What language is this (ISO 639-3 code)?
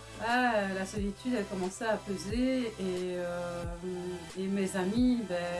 fra